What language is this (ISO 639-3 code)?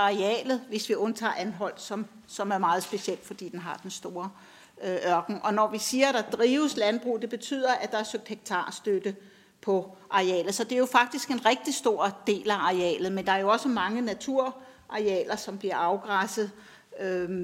dan